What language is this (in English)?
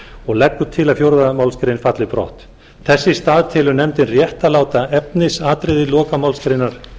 Icelandic